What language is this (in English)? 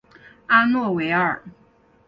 Chinese